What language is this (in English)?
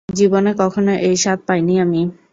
Bangla